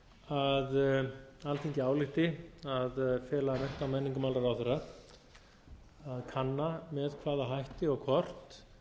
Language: Icelandic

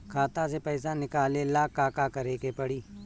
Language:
Bhojpuri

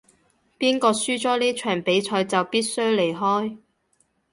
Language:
Cantonese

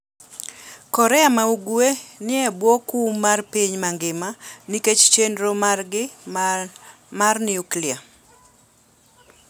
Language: Luo (Kenya and Tanzania)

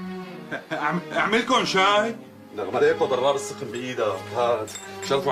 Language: Arabic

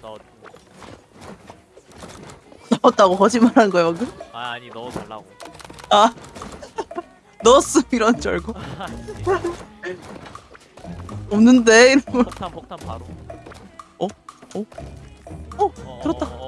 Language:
Korean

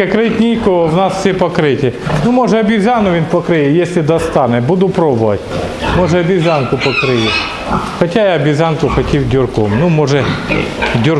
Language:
Russian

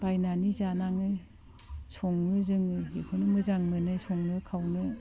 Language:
Bodo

